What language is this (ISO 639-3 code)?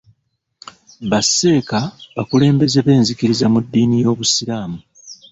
lug